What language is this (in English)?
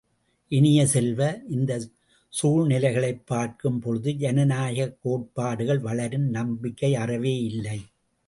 Tamil